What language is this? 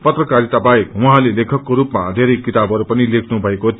Nepali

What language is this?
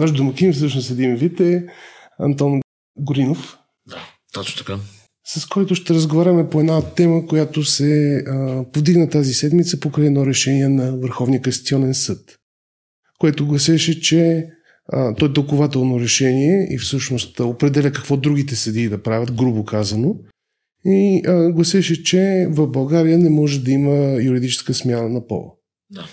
Bulgarian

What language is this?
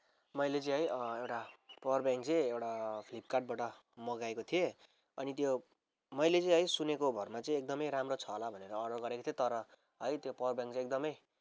Nepali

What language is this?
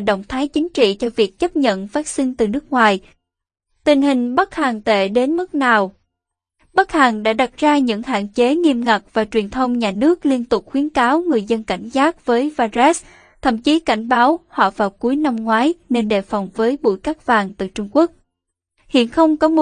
Vietnamese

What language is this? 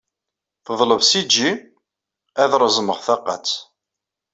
Kabyle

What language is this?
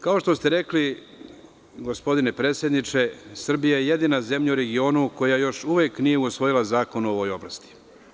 Serbian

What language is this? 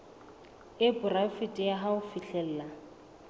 Southern Sotho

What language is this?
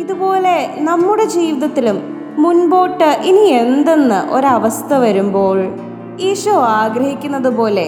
Malayalam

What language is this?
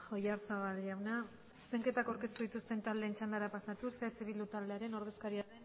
Basque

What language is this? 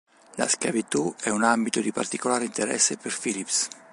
Italian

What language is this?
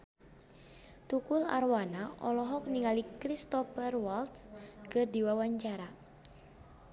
Sundanese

